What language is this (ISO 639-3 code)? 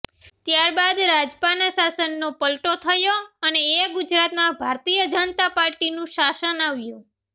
guj